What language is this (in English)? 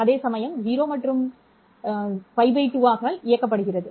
Tamil